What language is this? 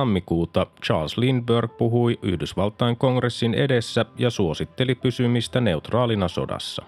Finnish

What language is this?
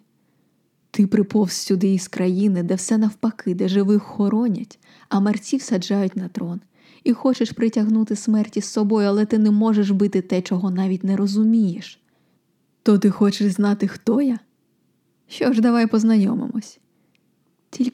Ukrainian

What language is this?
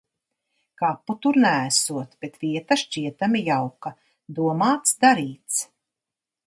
Latvian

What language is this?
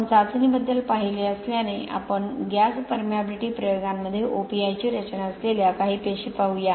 Marathi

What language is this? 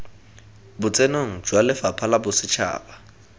Tswana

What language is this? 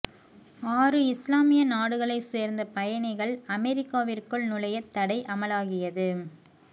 Tamil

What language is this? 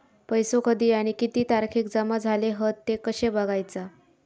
Marathi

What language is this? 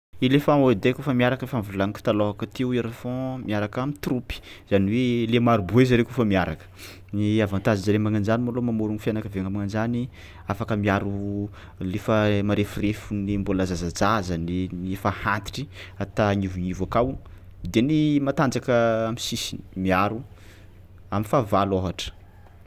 Tsimihety Malagasy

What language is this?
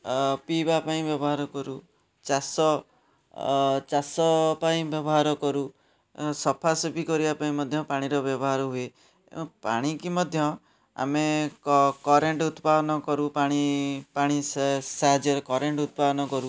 Odia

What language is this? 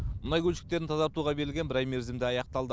Kazakh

